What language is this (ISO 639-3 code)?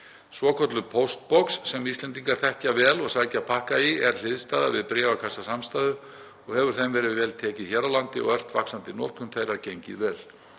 isl